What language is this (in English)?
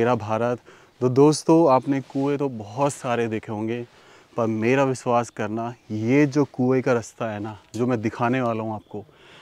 Hindi